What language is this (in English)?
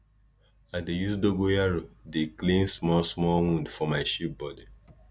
Nigerian Pidgin